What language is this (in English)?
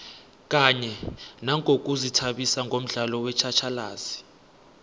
South Ndebele